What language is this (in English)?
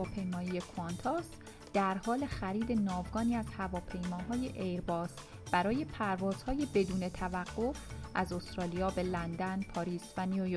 Persian